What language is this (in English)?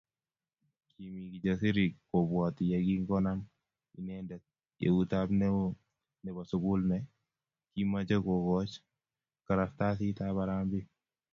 Kalenjin